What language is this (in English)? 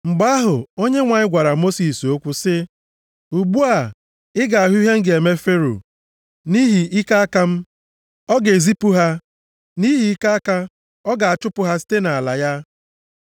Igbo